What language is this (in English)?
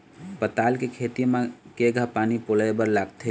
Chhattisgarhi